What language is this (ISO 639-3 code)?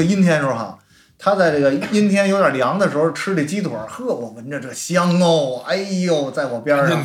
zho